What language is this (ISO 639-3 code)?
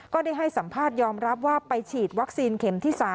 tha